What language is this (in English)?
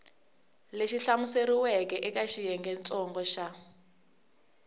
Tsonga